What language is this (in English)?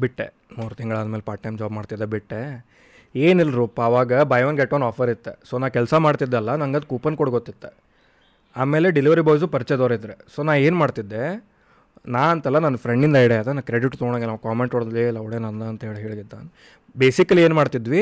Kannada